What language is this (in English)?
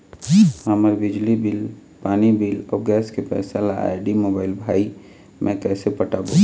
Chhattisgarhi